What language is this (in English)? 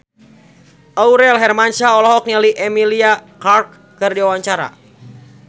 Sundanese